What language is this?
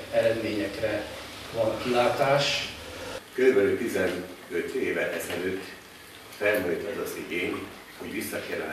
Hungarian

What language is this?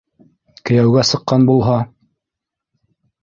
Bashkir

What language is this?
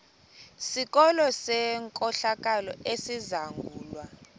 Xhosa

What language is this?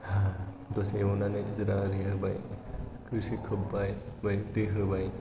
Bodo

